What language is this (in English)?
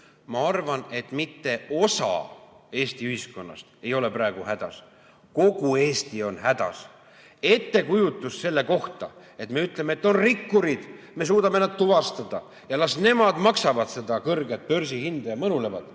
Estonian